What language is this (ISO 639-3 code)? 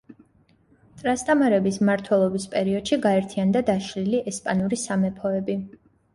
kat